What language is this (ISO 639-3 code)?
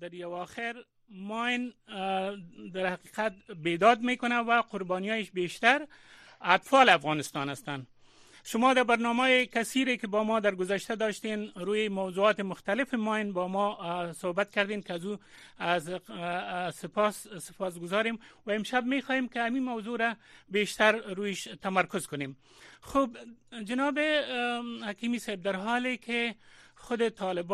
fas